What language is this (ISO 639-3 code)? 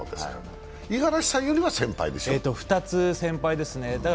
jpn